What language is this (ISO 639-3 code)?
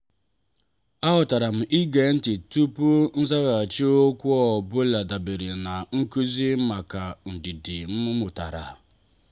ibo